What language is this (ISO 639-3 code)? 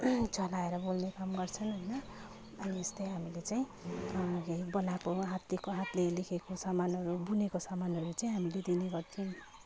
nep